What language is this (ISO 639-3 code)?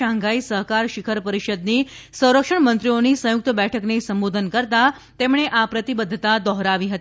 guj